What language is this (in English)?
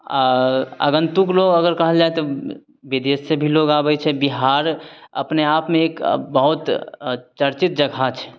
Maithili